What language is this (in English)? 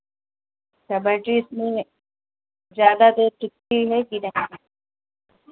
Hindi